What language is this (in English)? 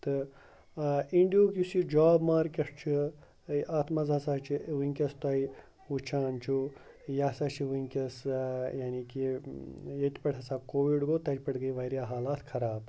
Kashmiri